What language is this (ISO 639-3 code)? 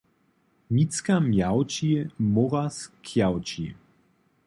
hsb